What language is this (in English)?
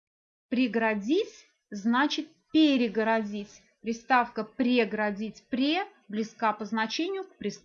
Russian